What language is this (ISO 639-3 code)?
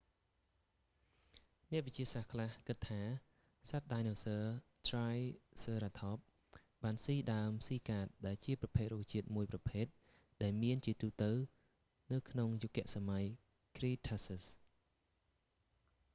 khm